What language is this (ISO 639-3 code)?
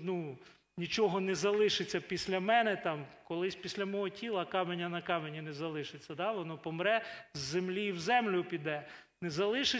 ukr